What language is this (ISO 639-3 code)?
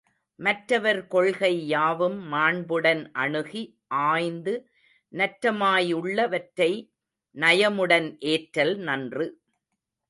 tam